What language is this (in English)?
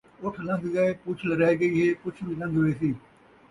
Saraiki